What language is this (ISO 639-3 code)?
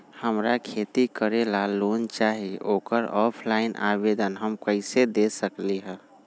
mag